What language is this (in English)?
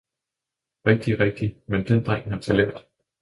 Danish